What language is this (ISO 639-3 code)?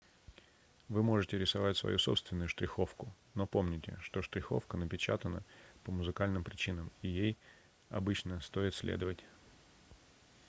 rus